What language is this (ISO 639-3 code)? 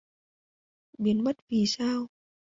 vie